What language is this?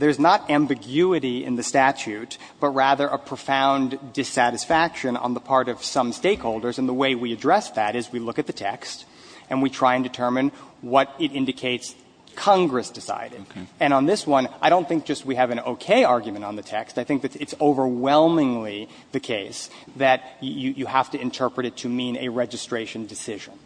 English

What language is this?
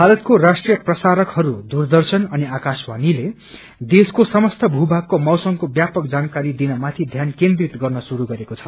Nepali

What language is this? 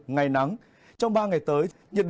Vietnamese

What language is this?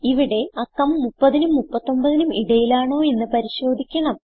Malayalam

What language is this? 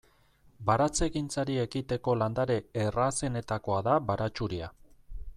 Basque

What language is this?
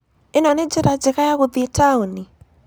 Kikuyu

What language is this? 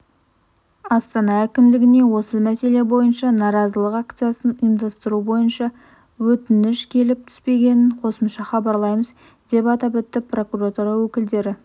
Kazakh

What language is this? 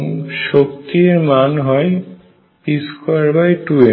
Bangla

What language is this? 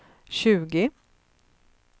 Swedish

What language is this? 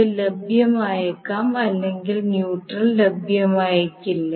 Malayalam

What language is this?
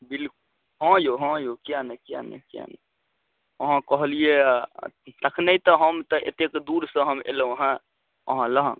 Maithili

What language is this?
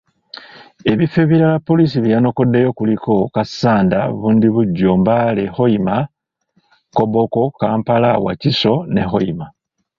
Ganda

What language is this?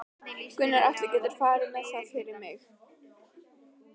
Icelandic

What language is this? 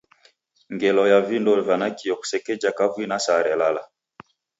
Taita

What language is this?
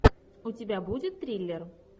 Russian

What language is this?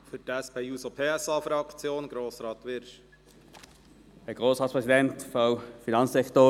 Swiss German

